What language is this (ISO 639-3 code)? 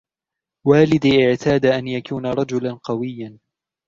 ara